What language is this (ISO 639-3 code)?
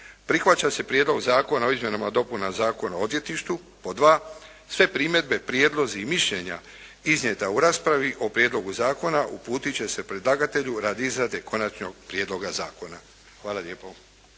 hrv